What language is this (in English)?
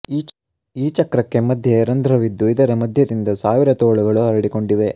Kannada